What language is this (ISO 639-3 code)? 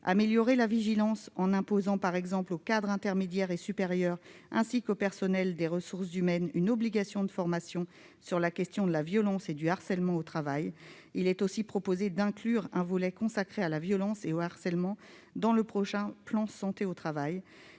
fra